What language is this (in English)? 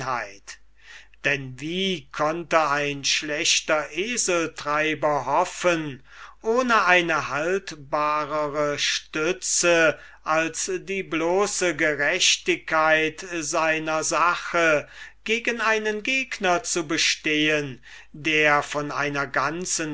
German